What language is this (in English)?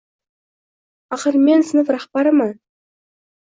Uzbek